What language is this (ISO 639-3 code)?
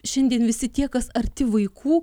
lit